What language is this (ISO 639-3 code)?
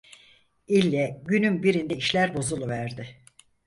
tur